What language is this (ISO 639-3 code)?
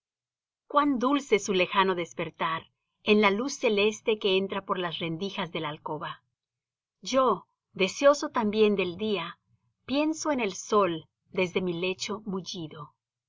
spa